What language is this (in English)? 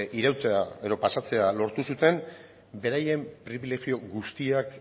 Basque